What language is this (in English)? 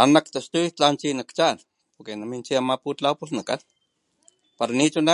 Papantla Totonac